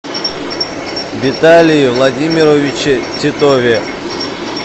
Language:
Russian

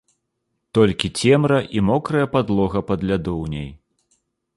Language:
Belarusian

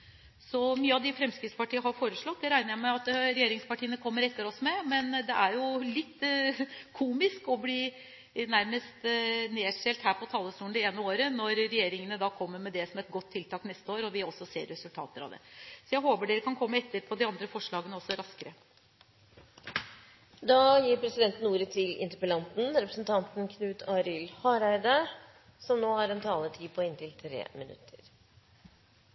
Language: Norwegian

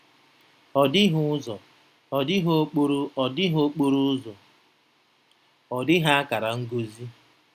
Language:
Igbo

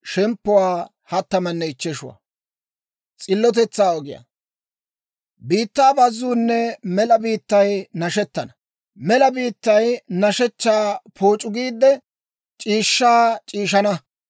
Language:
Dawro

